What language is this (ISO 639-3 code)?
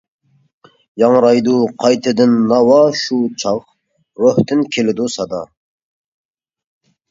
uig